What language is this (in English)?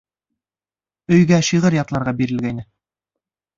Bashkir